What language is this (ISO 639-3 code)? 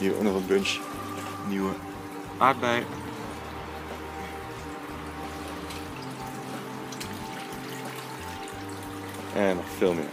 nld